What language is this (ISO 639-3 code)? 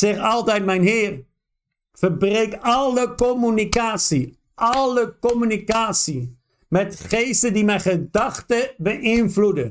nld